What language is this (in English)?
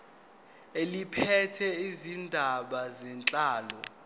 Zulu